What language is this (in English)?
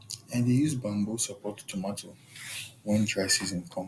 Nigerian Pidgin